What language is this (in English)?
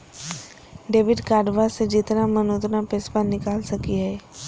Magahi